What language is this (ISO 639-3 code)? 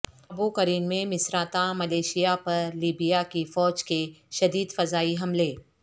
urd